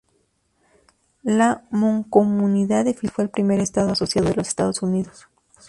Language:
Spanish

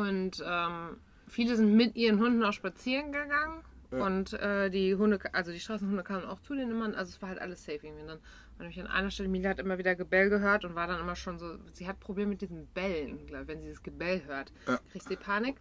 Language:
German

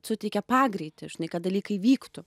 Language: Lithuanian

